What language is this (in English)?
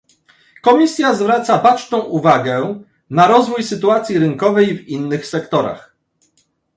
Polish